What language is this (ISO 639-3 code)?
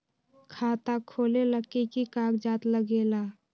mag